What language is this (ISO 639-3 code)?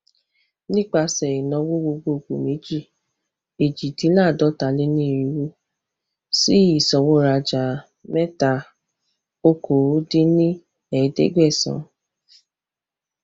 yor